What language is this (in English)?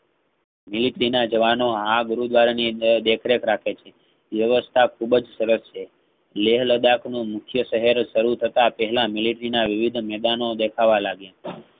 Gujarati